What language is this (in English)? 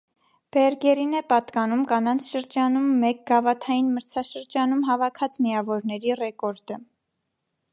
Armenian